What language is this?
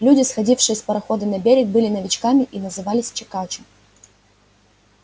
Russian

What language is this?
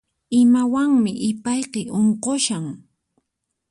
Puno Quechua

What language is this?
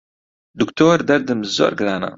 Central Kurdish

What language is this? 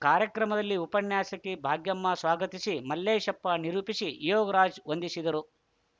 Kannada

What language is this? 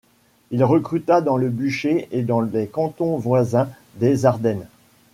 French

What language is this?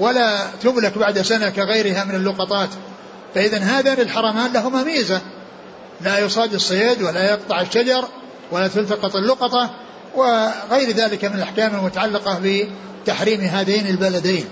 Arabic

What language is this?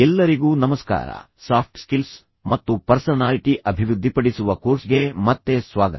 Kannada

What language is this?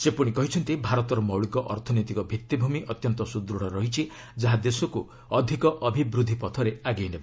Odia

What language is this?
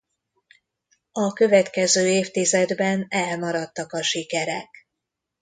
Hungarian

